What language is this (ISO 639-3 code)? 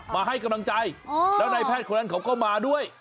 tha